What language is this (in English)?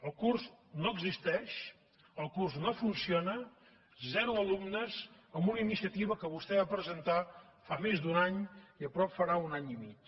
Catalan